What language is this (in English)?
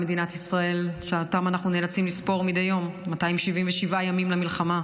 Hebrew